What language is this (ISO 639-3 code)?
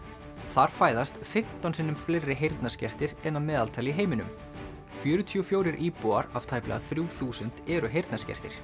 isl